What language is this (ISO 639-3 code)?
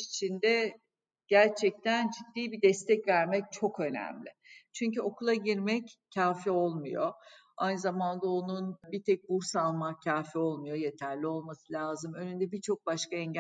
tur